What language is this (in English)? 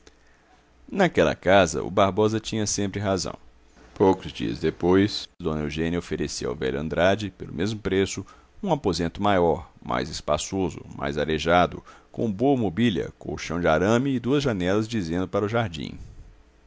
Portuguese